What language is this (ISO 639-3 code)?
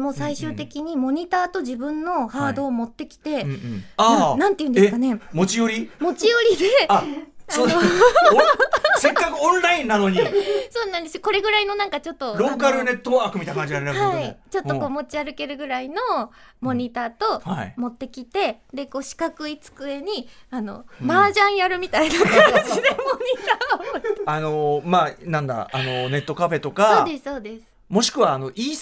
jpn